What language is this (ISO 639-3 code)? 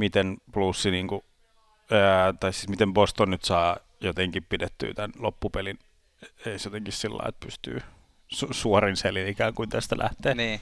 fin